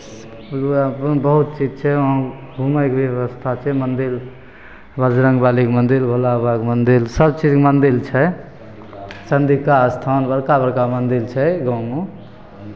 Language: Maithili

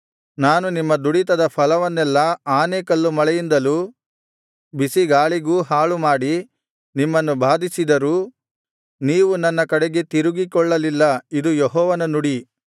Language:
Kannada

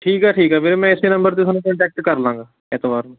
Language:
Punjabi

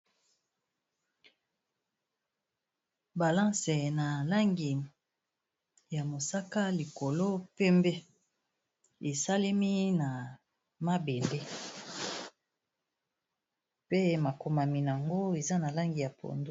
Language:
Lingala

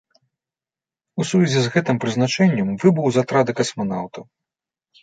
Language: Belarusian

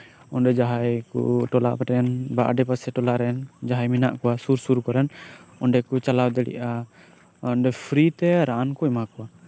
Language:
Santali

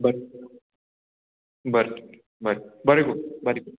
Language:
Konkani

